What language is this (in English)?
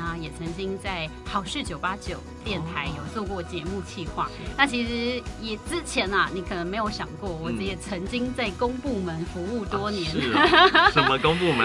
Chinese